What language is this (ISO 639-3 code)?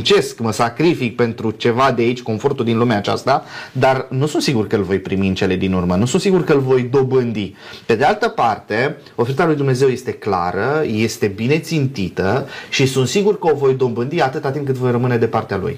ron